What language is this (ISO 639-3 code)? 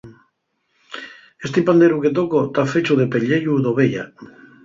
ast